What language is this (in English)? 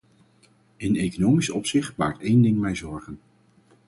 Dutch